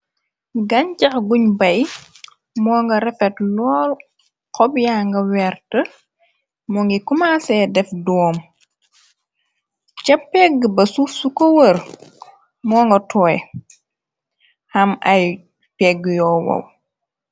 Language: Wolof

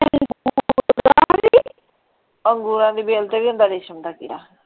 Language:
Punjabi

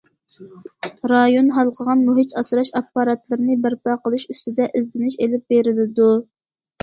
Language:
Uyghur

